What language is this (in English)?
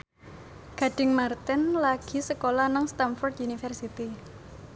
Javanese